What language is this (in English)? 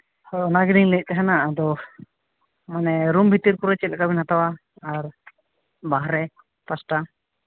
Santali